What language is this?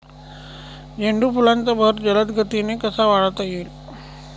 Marathi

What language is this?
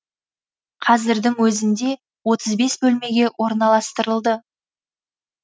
Kazakh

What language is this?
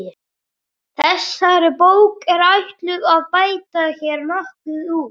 Icelandic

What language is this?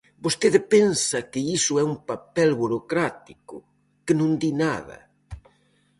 Galician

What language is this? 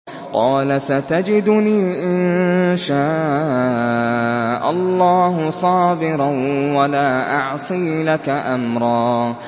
Arabic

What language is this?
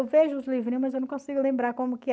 Portuguese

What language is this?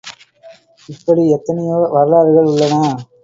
Tamil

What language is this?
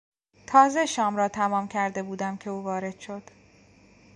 Persian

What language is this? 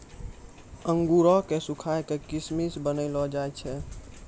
Maithili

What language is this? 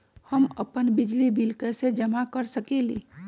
Magahi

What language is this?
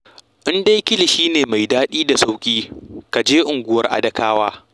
Hausa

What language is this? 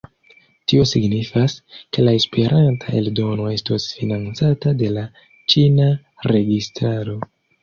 Esperanto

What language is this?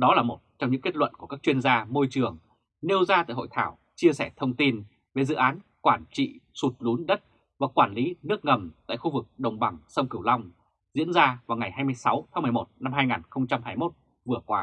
Vietnamese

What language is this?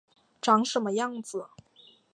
Chinese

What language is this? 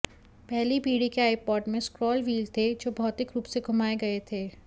Hindi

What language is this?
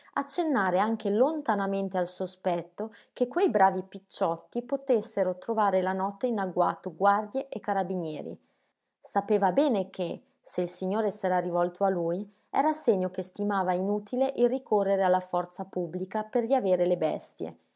Italian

